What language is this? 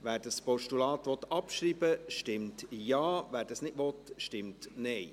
Swiss German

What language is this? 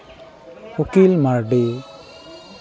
Santali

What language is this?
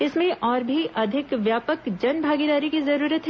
Hindi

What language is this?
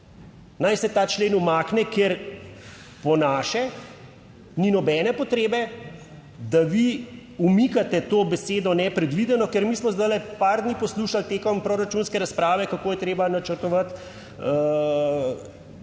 Slovenian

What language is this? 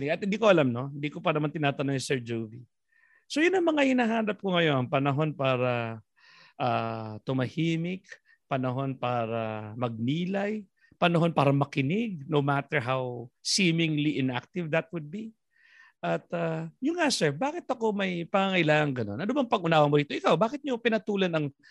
Filipino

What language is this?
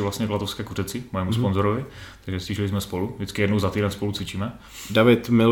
Czech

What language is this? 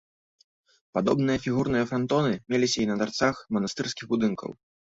Belarusian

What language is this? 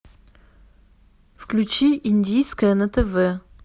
Russian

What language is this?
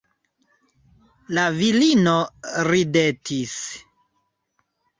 Esperanto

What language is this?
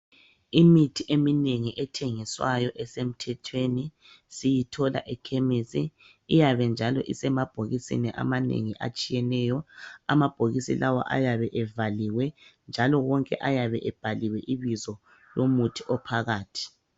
North Ndebele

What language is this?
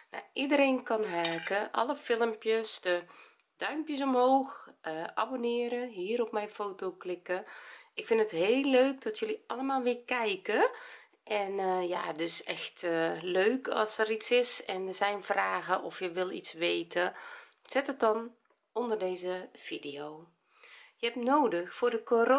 Dutch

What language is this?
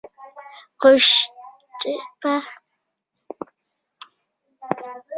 Pashto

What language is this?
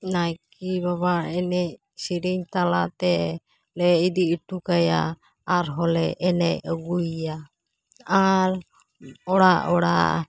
Santali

